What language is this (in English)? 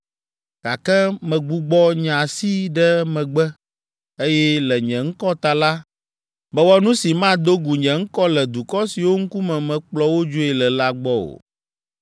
Ewe